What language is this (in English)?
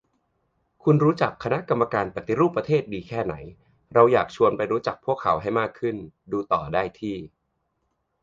Thai